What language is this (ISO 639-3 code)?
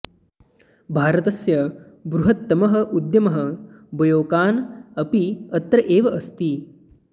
san